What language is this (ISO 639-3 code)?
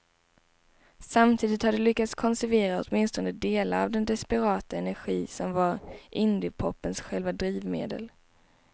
swe